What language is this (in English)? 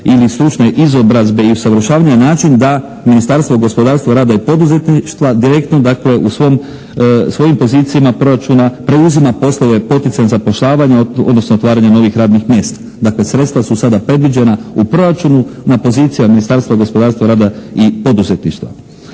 Croatian